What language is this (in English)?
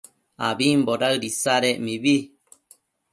Matsés